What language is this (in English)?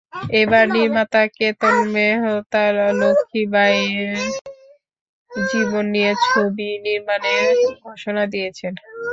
Bangla